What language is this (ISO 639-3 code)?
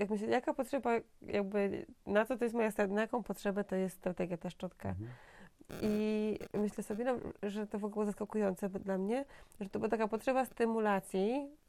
pol